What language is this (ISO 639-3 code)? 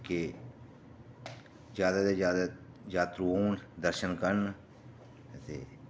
doi